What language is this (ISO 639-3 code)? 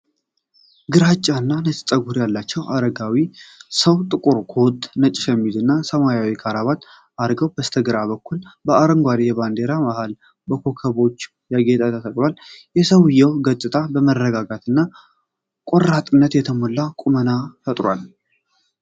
amh